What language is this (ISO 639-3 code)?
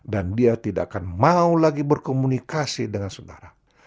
ind